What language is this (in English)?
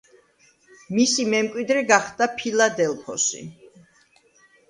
Georgian